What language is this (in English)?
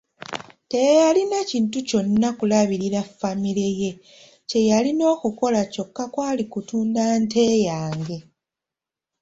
Ganda